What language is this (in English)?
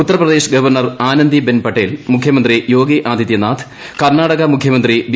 Malayalam